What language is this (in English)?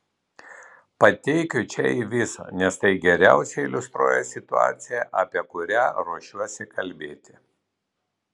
Lithuanian